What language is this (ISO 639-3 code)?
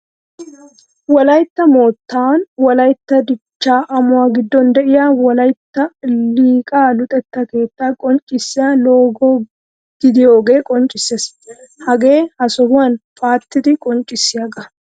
wal